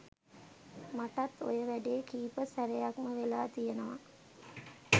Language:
Sinhala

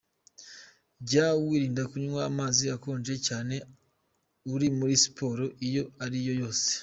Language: Kinyarwanda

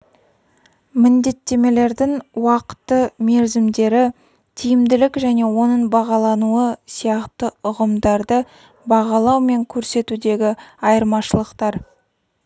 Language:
Kazakh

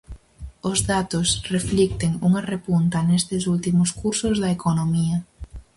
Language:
Galician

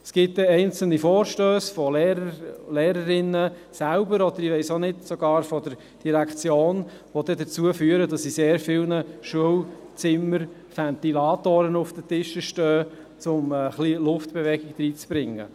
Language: Swiss German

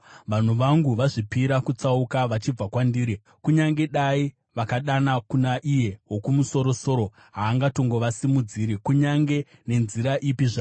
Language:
Shona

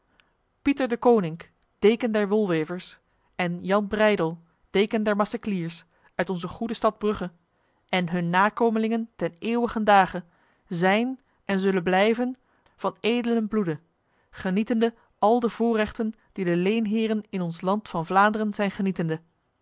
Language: Dutch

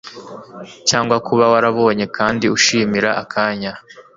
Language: Kinyarwanda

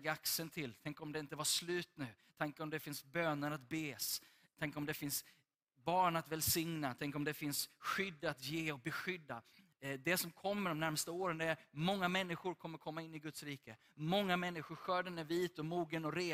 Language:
Swedish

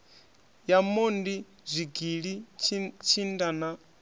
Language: Venda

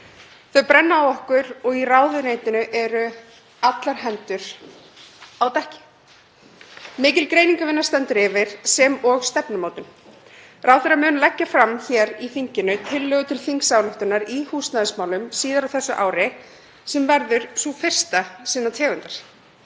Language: Icelandic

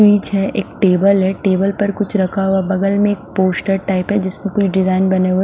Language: Hindi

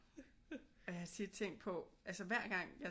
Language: Danish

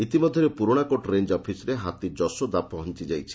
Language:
Odia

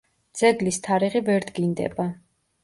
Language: Georgian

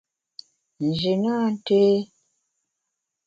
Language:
Bamun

